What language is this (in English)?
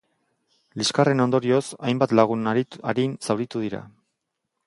Basque